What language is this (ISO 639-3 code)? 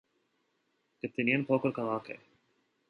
hye